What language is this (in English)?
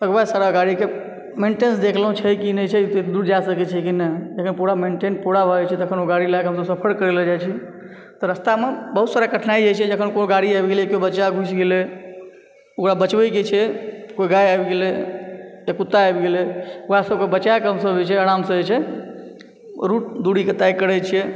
Maithili